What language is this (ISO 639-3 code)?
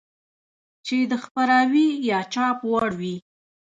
pus